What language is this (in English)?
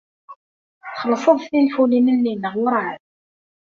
Kabyle